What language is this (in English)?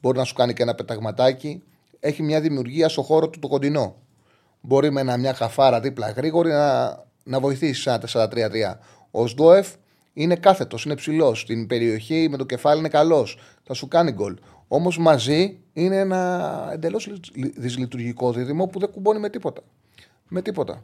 Greek